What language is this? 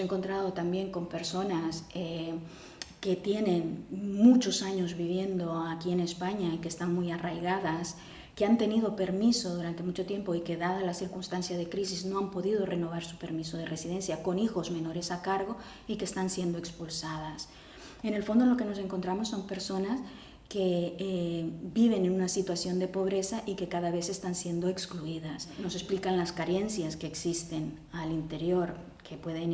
Spanish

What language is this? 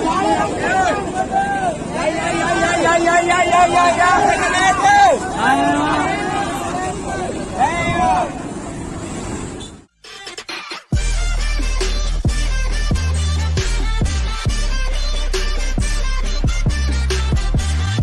Indonesian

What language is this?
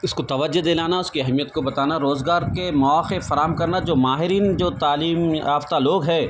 Urdu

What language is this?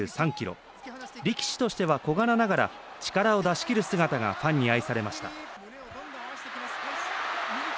Japanese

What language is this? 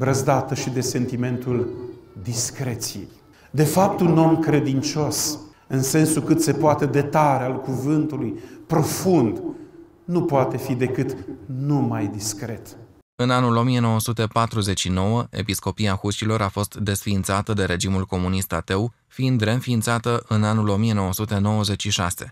Romanian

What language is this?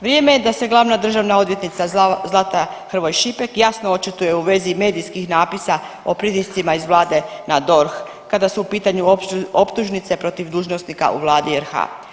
Croatian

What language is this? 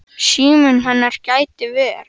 Icelandic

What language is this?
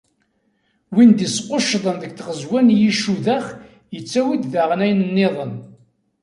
Kabyle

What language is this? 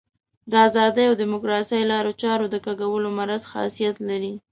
Pashto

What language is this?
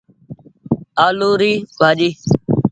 Goaria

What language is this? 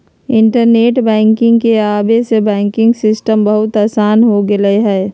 Magahi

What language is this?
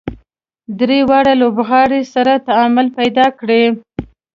Pashto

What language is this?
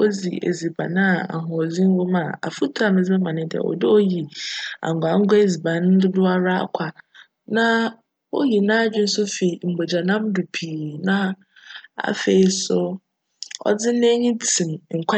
Akan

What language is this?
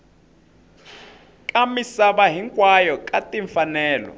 Tsonga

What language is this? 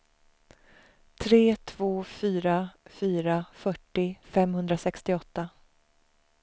Swedish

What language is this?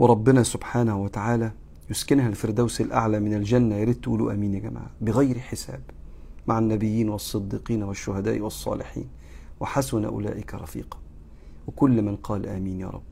Arabic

